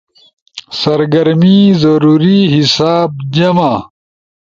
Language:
Ushojo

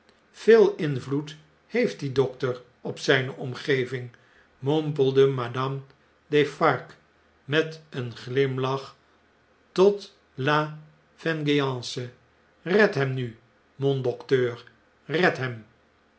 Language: Dutch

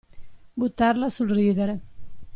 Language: Italian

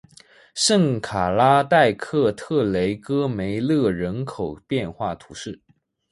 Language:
Chinese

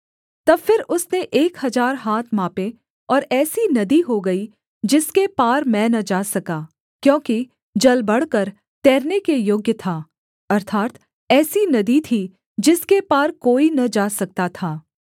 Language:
Hindi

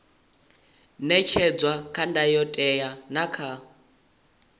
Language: Venda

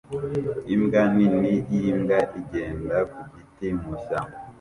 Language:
Kinyarwanda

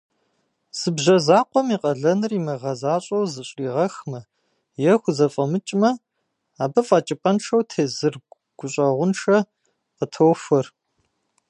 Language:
Kabardian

